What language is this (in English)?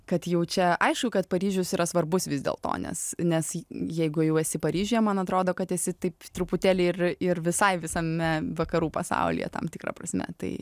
Lithuanian